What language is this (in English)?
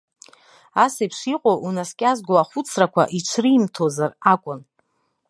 Abkhazian